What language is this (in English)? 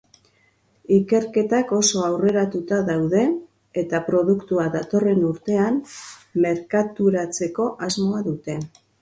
Basque